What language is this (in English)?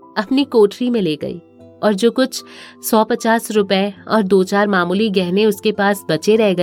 Hindi